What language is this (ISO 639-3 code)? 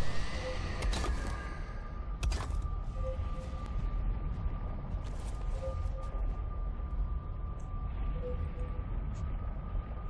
hun